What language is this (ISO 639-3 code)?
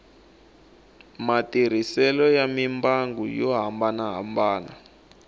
tso